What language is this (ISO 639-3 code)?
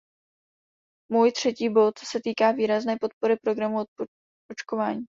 ces